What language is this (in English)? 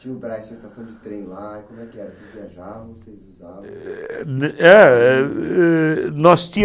Portuguese